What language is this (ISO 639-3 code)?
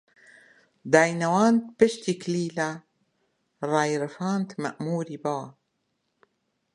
ckb